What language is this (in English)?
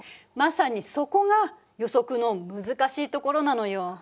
Japanese